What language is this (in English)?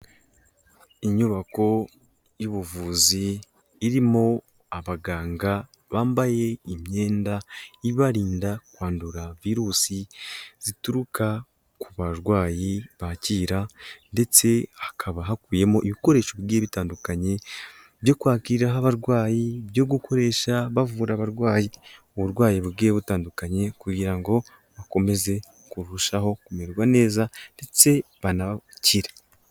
Kinyarwanda